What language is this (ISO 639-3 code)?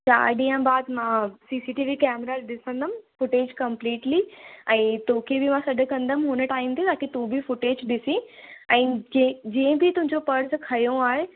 snd